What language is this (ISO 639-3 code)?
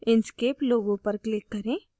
hin